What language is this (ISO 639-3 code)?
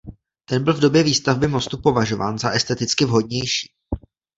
ces